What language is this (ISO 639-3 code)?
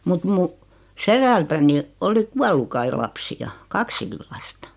fin